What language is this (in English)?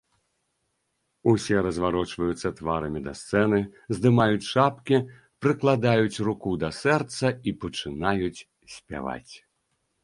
Belarusian